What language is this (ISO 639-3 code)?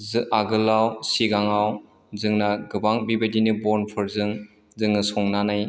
brx